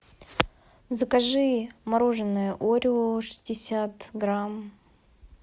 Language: Russian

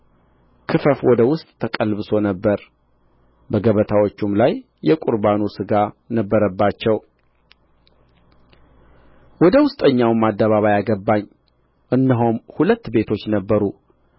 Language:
Amharic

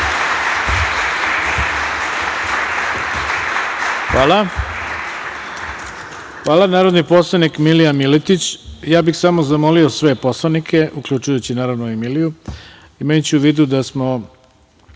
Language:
Serbian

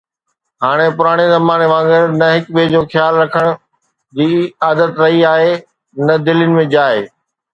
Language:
Sindhi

